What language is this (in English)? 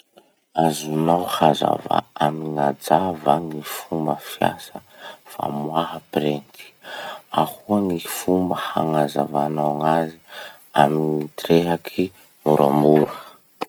Masikoro Malagasy